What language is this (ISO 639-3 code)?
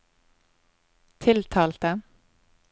nor